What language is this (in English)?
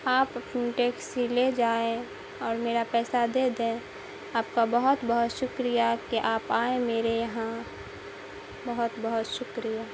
Urdu